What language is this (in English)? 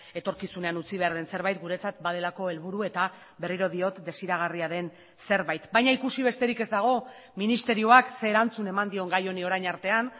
Basque